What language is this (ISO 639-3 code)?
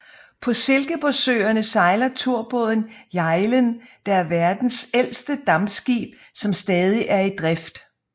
dan